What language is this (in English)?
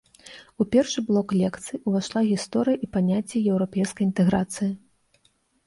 Belarusian